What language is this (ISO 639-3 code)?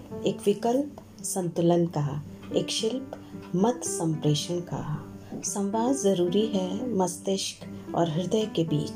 hin